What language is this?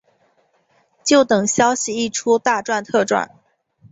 Chinese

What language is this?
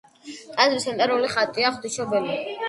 Georgian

